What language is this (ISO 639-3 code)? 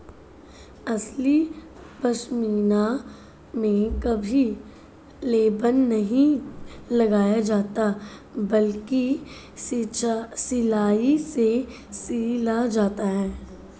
hin